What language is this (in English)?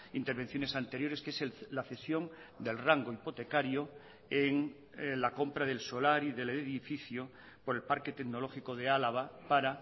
Spanish